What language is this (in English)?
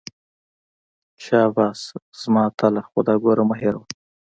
Pashto